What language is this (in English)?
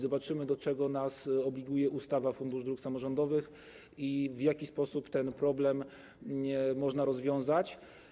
Polish